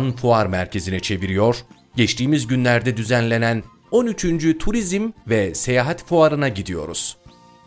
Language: Turkish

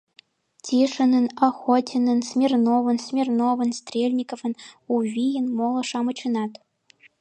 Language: Mari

